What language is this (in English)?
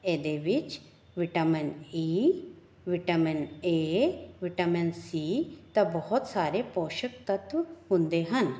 Punjabi